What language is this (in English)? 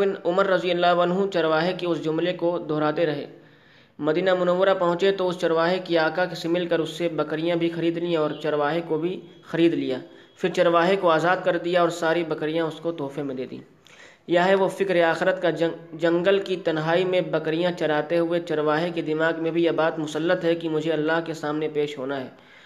Urdu